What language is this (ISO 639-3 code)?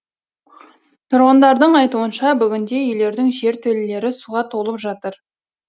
kaz